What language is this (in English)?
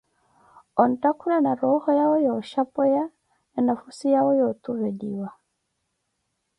Koti